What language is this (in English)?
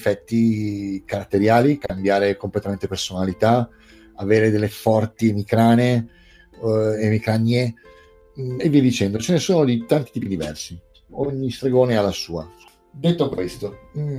Italian